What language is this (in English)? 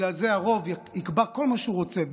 Hebrew